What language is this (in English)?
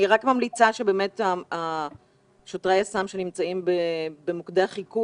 Hebrew